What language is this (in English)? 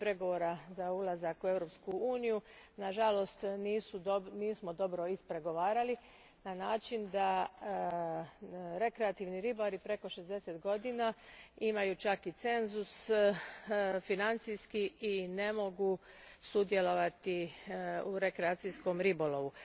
Croatian